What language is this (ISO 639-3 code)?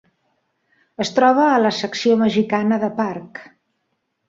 cat